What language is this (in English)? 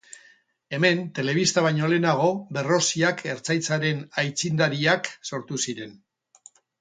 Basque